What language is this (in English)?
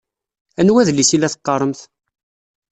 Kabyle